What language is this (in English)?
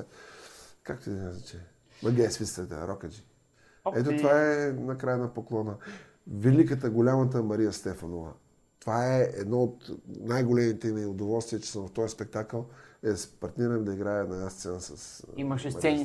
Bulgarian